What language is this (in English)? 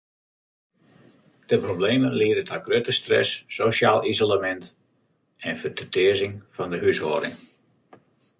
Western Frisian